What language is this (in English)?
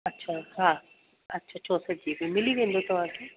Sindhi